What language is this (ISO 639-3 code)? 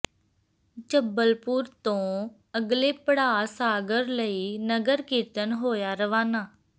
pan